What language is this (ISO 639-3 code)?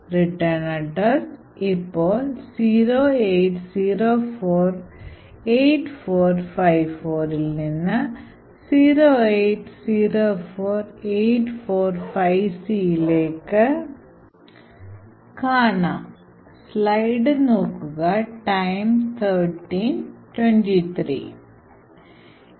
mal